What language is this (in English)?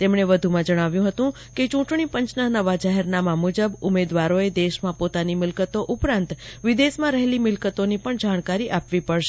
Gujarati